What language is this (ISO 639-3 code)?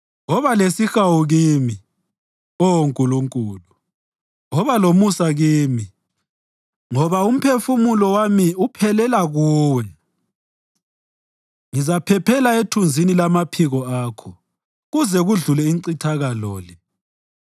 nde